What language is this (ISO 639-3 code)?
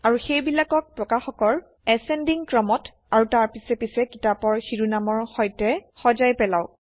asm